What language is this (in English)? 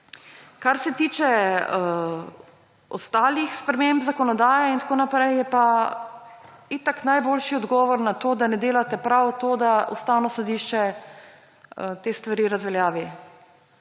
Slovenian